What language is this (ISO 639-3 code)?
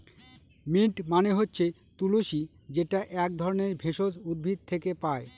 ben